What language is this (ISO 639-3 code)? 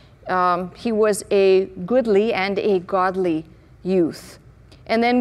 eng